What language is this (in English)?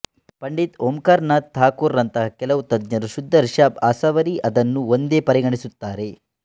Kannada